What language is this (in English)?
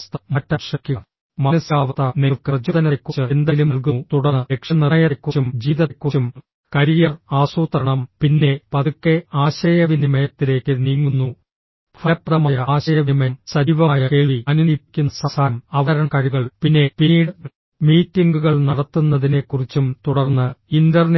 Malayalam